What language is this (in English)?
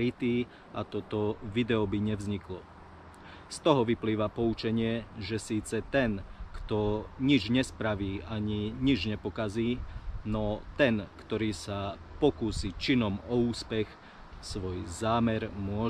Slovak